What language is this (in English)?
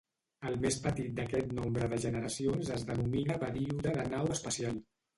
Catalan